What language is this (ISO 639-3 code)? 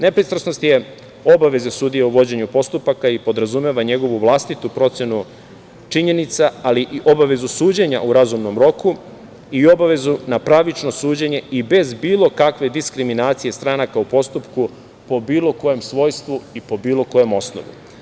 srp